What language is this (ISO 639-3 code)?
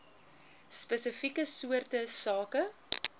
afr